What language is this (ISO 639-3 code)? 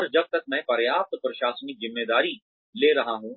hin